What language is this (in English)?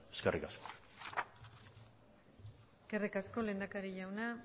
Basque